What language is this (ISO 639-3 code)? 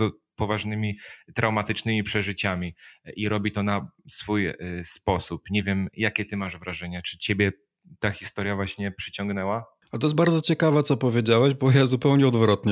pol